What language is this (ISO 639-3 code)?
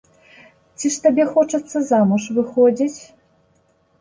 bel